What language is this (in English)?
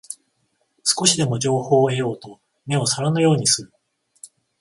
Japanese